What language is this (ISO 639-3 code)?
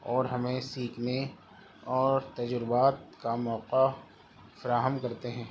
urd